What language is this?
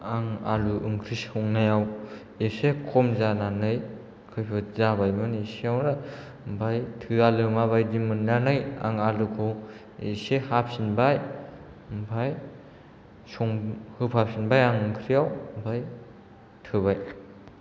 Bodo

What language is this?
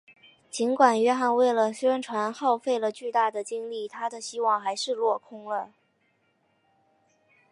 Chinese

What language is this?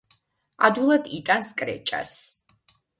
Georgian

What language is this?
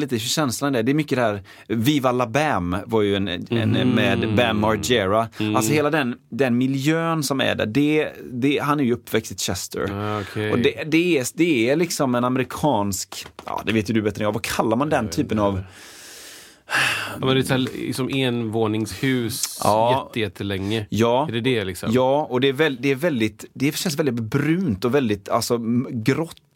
Swedish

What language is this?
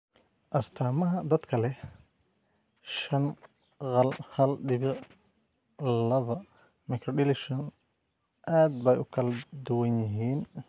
Somali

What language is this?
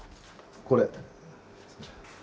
Japanese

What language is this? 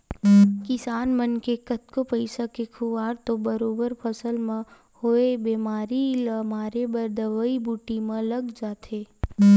Chhattisgarhi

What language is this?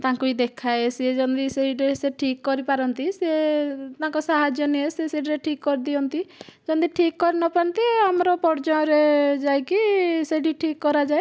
Odia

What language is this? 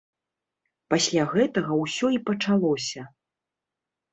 Belarusian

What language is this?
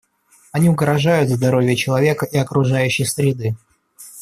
Russian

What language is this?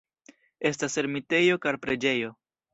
Esperanto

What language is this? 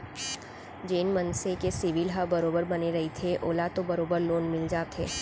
Chhattisgarhi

